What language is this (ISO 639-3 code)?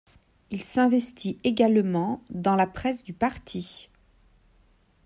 fra